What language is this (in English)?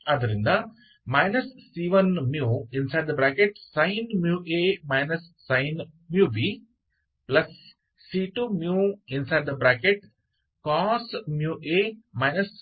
Hindi